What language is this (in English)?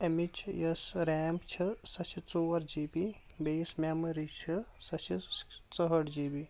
Kashmiri